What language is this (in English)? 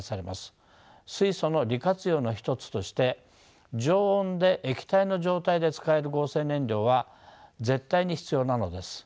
Japanese